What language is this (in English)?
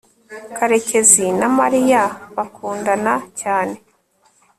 Kinyarwanda